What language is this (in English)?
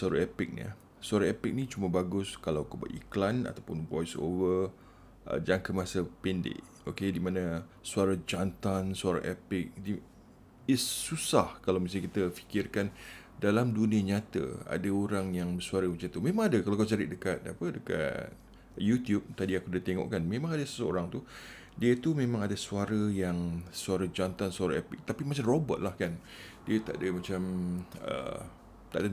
Malay